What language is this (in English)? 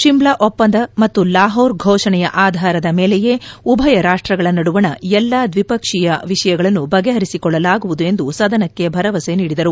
Kannada